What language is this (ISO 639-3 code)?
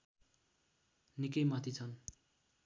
nep